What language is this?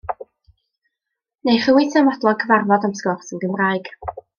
Welsh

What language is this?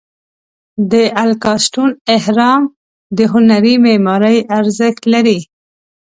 Pashto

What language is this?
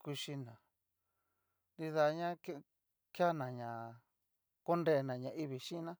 Cacaloxtepec Mixtec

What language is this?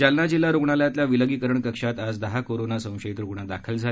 Marathi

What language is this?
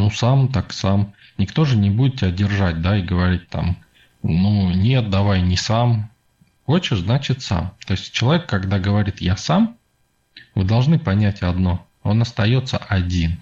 Russian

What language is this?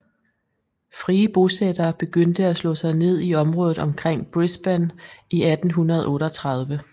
Danish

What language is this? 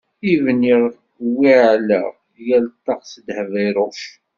Kabyle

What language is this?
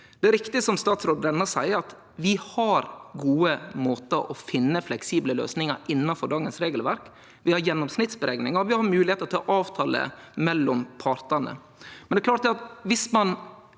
Norwegian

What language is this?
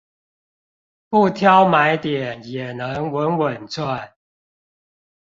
Chinese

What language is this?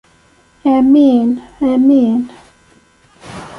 Kabyle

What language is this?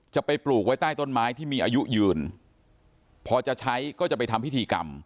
Thai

